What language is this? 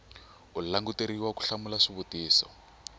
Tsonga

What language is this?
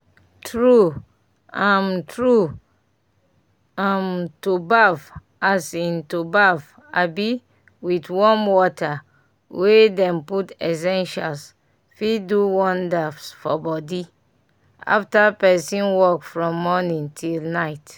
Nigerian Pidgin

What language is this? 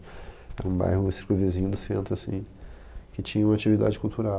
Portuguese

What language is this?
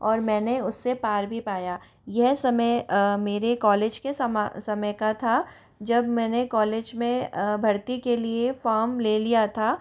Hindi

